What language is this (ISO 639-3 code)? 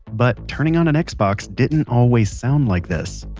eng